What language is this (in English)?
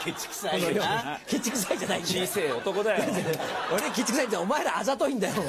Japanese